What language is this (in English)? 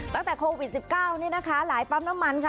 Thai